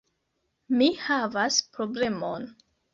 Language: Esperanto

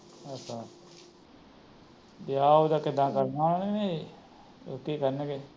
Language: Punjabi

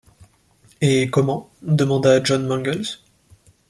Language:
French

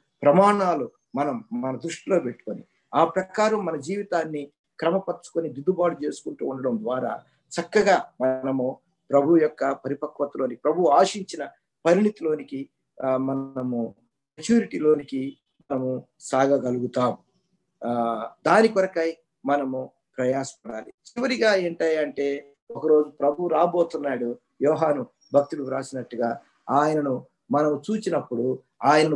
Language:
Telugu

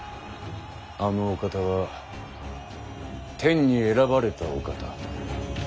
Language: Japanese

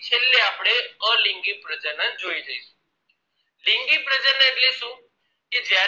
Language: Gujarati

